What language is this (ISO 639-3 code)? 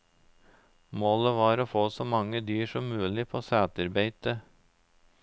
nor